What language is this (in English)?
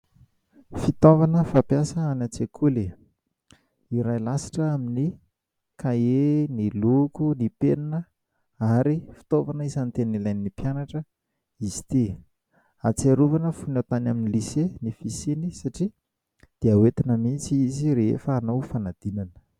Malagasy